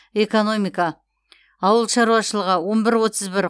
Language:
Kazakh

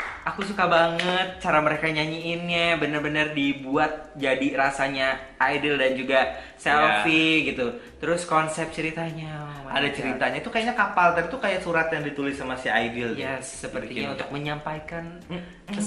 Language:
Indonesian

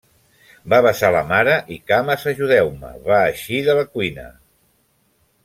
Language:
Catalan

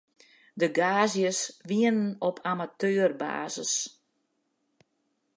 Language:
Western Frisian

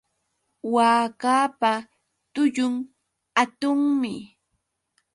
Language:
Yauyos Quechua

